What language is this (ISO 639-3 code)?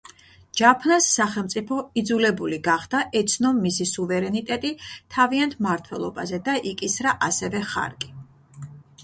kat